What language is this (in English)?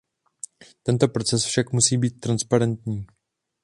Czech